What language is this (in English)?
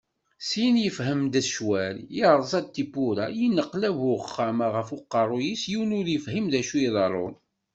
Kabyle